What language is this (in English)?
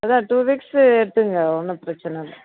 Tamil